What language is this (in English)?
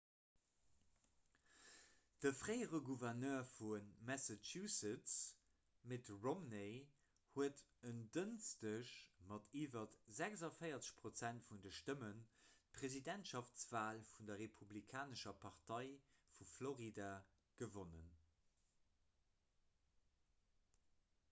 Luxembourgish